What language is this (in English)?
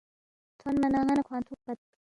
Balti